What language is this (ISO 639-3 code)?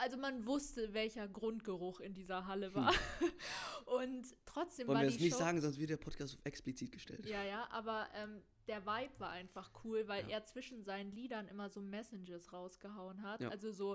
deu